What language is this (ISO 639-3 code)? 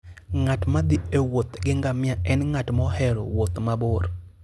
luo